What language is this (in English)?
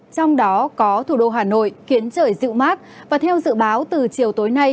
Vietnamese